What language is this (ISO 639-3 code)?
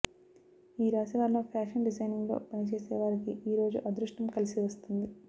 tel